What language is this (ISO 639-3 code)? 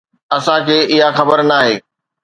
snd